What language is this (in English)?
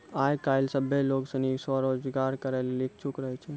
Maithili